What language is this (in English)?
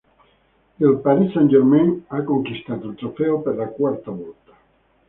Italian